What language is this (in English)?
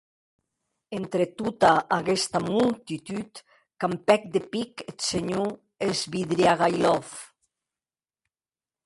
Occitan